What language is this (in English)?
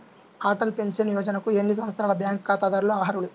Telugu